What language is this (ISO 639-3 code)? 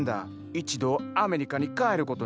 jpn